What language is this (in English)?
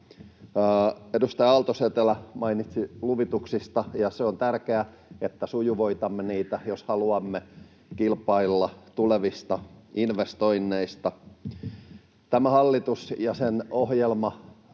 Finnish